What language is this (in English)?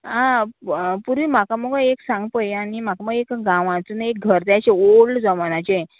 Konkani